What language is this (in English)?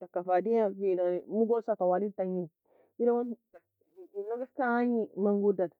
Nobiin